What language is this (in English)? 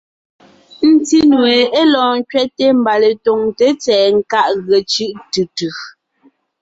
Ngiemboon